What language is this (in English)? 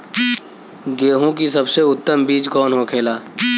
Bhojpuri